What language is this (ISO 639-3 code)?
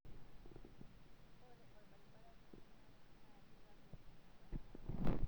mas